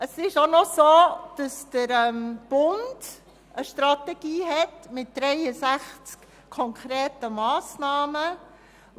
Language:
Swiss German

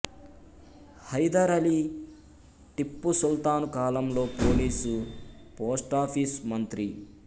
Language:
Telugu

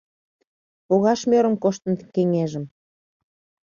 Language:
Mari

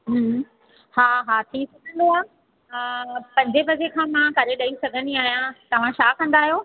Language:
Sindhi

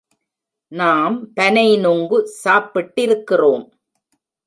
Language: Tamil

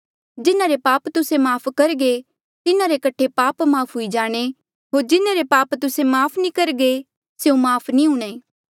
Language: Mandeali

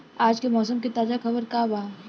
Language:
Bhojpuri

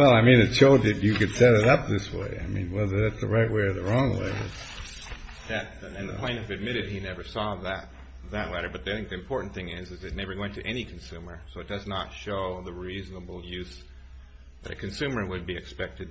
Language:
English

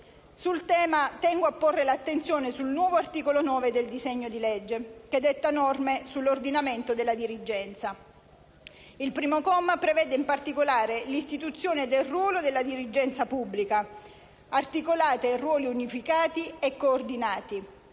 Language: Italian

